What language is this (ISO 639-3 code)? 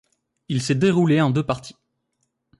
fra